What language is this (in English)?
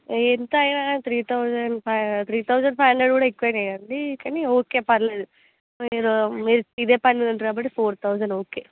Telugu